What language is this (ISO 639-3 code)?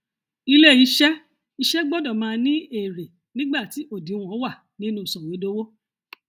yor